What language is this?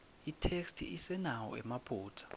Swati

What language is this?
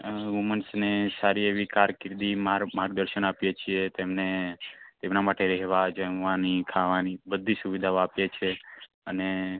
Gujarati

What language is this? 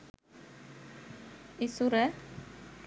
Sinhala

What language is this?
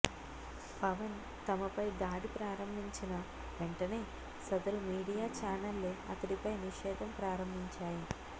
Telugu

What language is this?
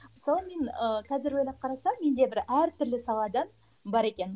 Kazakh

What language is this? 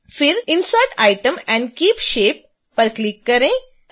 Hindi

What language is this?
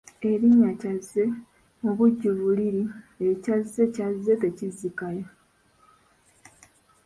Ganda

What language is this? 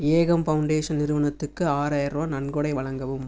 Tamil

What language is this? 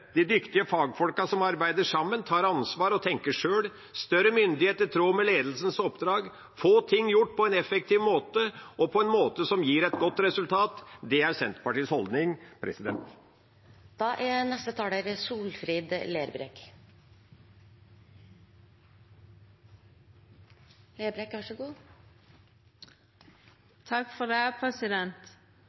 Norwegian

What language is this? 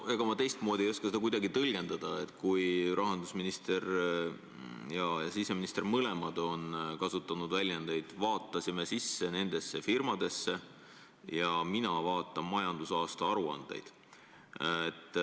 Estonian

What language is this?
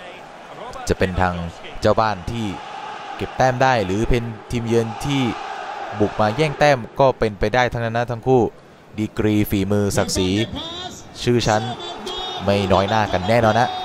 Thai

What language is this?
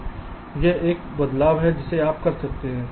Hindi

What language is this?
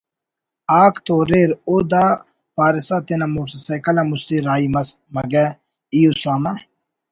Brahui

